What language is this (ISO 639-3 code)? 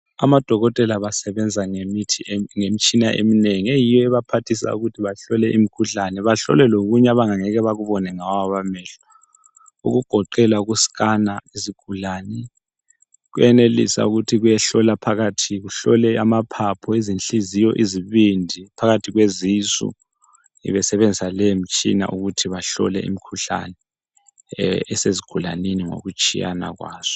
nde